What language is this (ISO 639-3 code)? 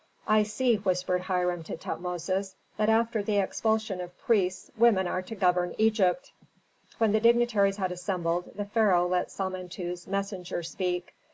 eng